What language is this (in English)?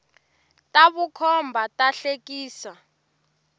Tsonga